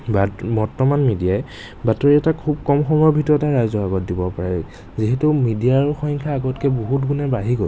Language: Assamese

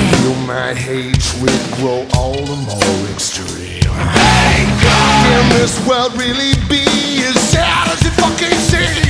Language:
English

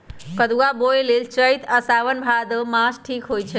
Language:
Magahi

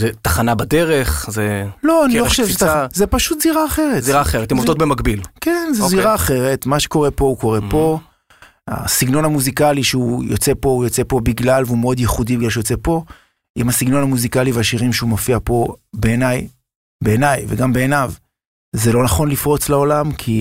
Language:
Hebrew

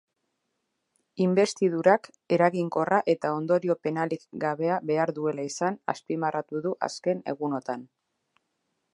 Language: Basque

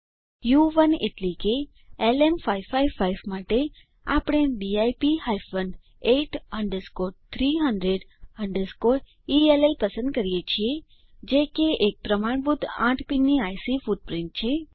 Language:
Gujarati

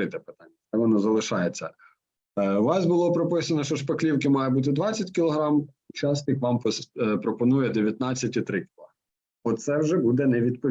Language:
Ukrainian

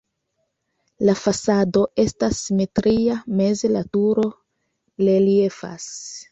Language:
Esperanto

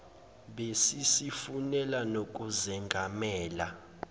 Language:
Zulu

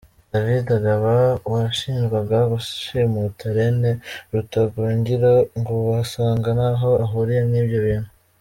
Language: Kinyarwanda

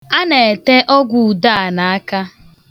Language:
Igbo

